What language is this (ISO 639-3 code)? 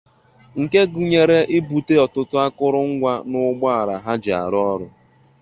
ibo